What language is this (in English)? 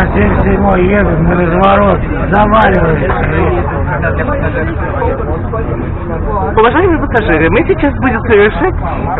Russian